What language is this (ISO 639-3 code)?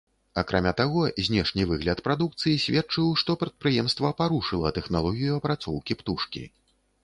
bel